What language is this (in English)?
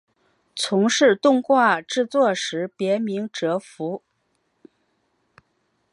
Chinese